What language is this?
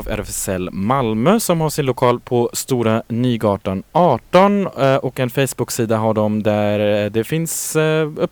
Swedish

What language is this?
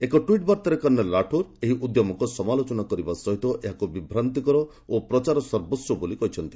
Odia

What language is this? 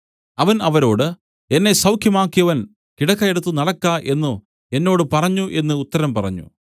Malayalam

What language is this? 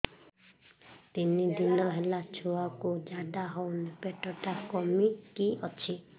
Odia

